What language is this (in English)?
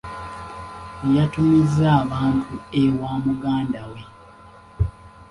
Ganda